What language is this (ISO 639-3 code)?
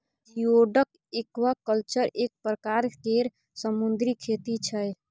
mai